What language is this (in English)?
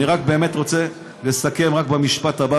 Hebrew